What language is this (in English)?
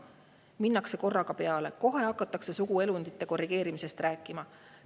Estonian